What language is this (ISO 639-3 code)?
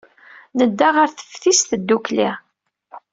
kab